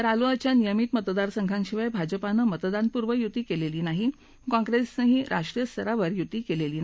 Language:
Marathi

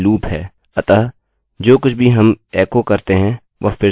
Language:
Hindi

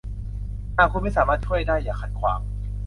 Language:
Thai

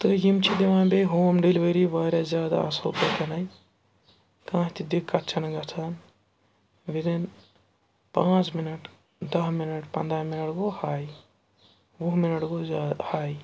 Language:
Kashmiri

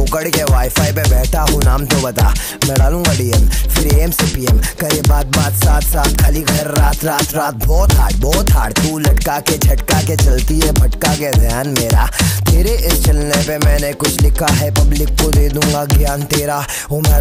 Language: Romanian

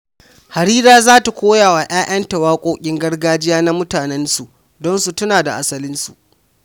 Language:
Hausa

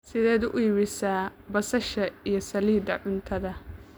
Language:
Somali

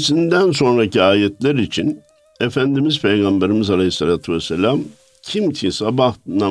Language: Turkish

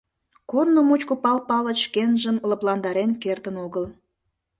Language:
Mari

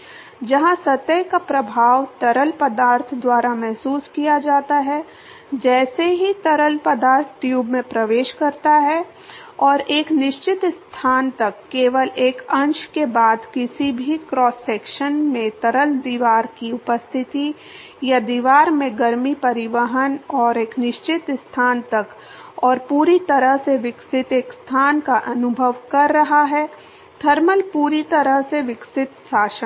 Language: Hindi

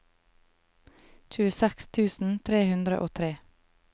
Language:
Norwegian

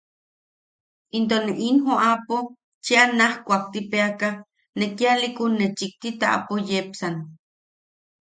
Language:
Yaqui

